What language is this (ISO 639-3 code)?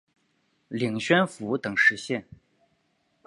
zho